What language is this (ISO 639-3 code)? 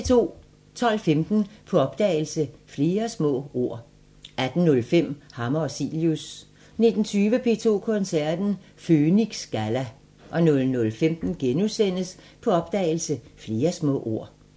dan